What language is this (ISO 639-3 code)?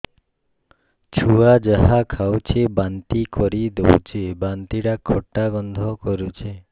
ori